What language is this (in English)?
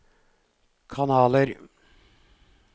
Norwegian